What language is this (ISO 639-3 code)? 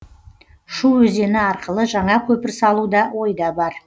kaz